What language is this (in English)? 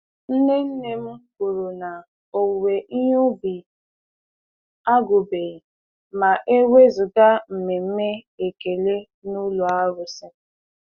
Igbo